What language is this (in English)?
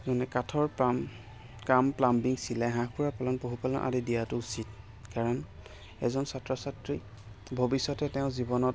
Assamese